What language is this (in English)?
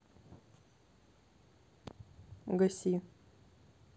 Russian